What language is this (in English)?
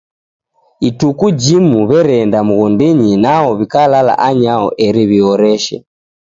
Taita